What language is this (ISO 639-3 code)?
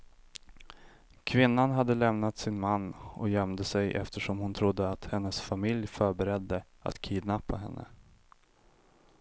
swe